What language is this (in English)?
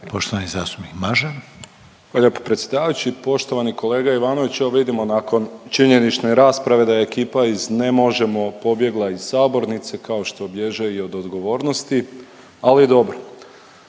Croatian